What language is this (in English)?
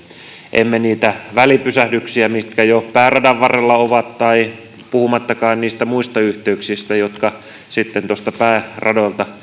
Finnish